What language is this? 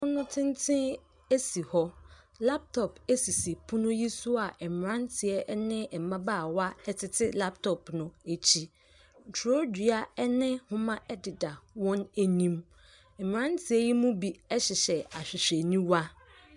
Akan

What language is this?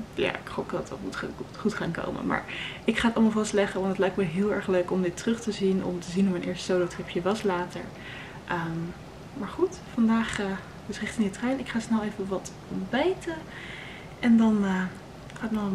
Dutch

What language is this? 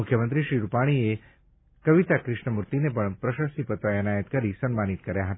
Gujarati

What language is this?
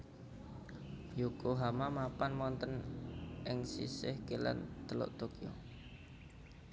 Javanese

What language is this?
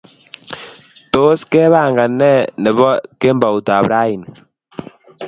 Kalenjin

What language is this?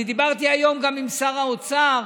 Hebrew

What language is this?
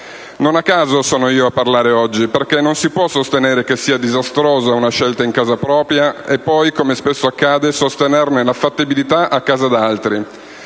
Italian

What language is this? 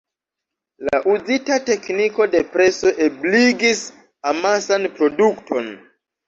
Esperanto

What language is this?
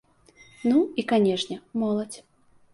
Belarusian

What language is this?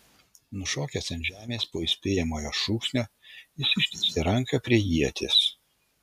Lithuanian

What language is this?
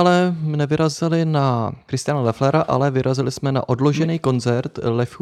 Czech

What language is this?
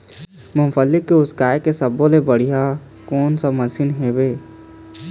Chhattisgarhi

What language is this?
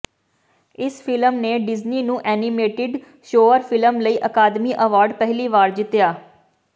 Punjabi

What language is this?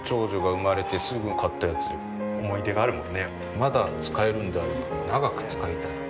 Japanese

